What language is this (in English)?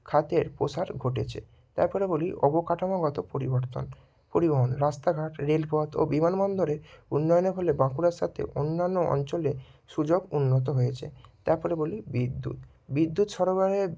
Bangla